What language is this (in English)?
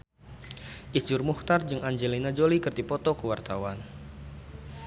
Sundanese